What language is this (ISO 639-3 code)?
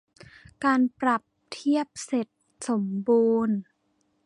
tha